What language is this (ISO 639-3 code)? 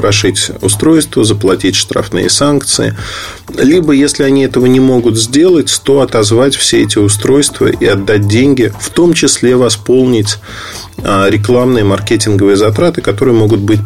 rus